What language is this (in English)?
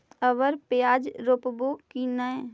Magahi